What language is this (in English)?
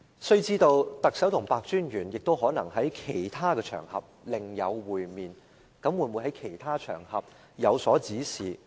Cantonese